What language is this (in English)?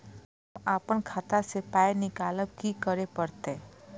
Maithili